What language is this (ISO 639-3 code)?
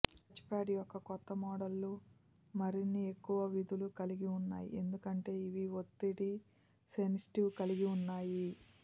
tel